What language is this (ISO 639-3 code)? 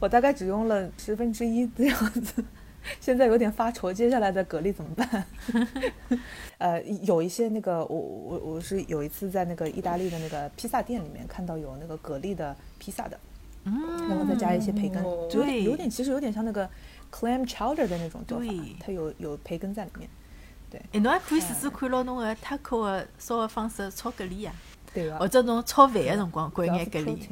zho